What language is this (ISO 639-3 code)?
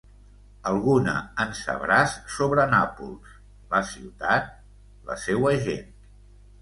cat